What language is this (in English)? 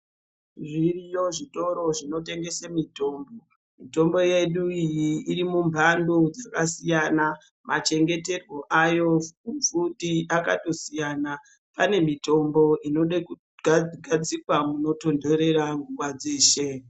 Ndau